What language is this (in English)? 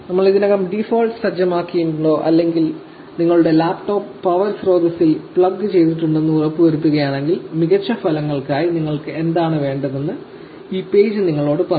Malayalam